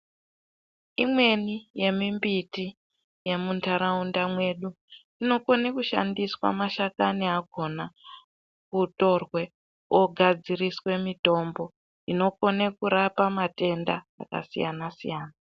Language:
Ndau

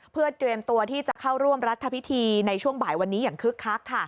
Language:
Thai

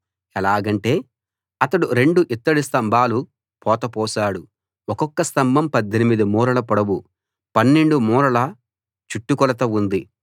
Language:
Telugu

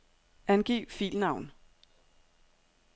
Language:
Danish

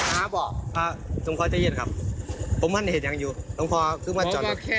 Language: Thai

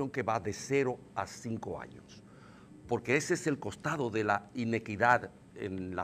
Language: Spanish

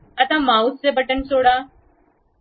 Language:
Marathi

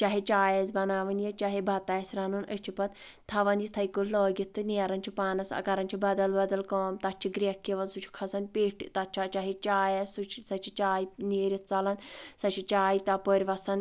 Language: Kashmiri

